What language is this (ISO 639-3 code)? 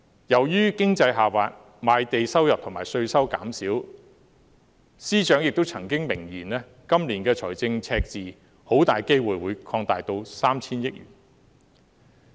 yue